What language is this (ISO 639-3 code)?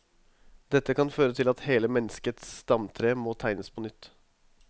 nor